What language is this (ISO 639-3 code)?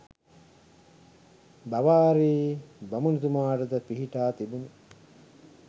sin